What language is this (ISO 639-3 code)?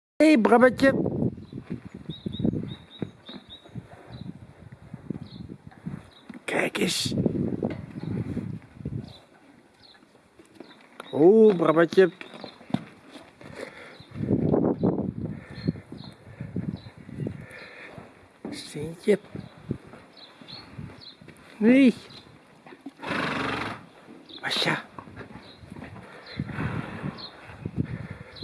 nld